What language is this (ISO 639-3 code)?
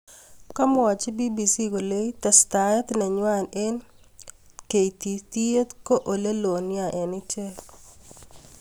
kln